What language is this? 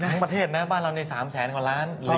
Thai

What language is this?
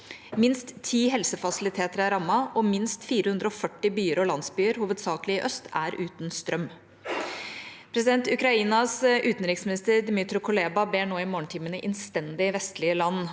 Norwegian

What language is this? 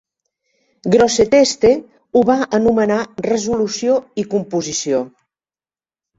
Catalan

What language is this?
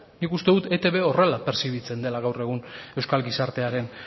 Basque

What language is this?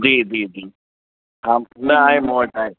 Sindhi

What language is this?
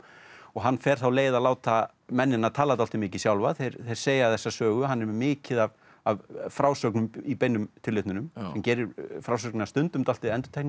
Icelandic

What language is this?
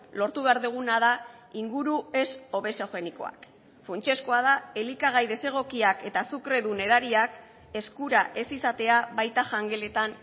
Basque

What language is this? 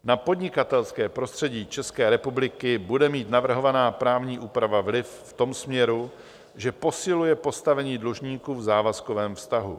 Czech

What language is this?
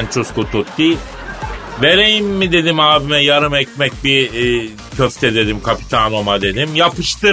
Turkish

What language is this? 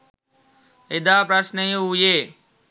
Sinhala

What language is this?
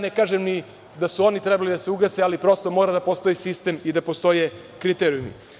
Serbian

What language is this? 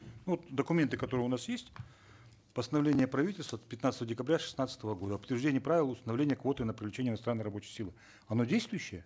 Kazakh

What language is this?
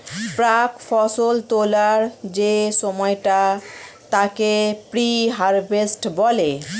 Bangla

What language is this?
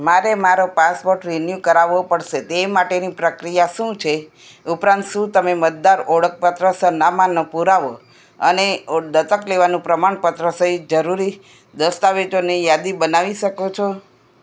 Gujarati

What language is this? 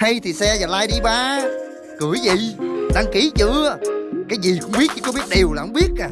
Vietnamese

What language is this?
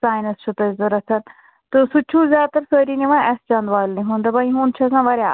Kashmiri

